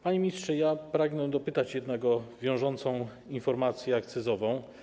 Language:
Polish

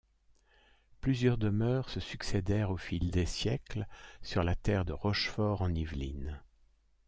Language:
French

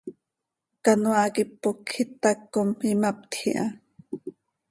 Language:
Seri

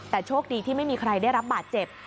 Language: Thai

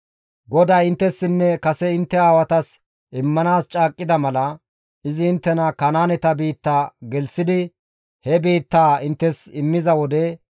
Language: Gamo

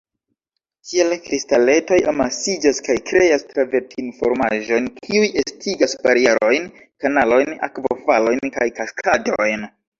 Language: Esperanto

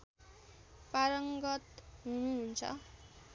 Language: Nepali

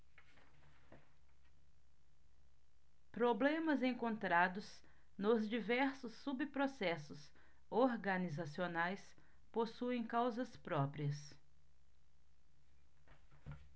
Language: Portuguese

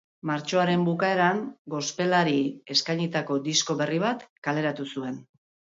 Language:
Basque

